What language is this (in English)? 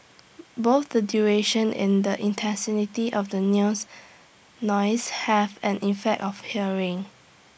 English